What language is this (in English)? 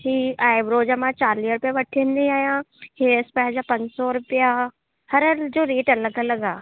Sindhi